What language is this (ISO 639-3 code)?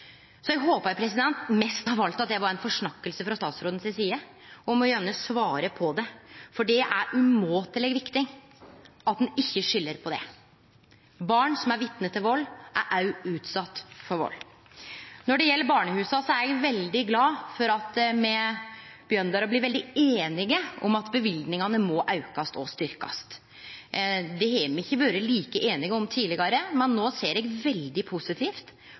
nno